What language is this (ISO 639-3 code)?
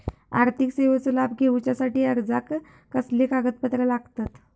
mar